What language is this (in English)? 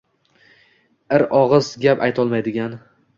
Uzbek